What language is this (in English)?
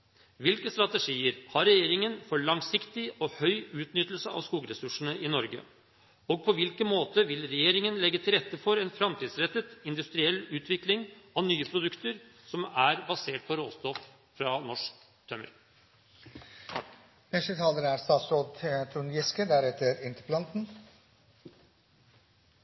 Norwegian Bokmål